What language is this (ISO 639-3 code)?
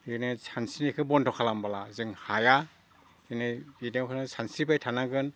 brx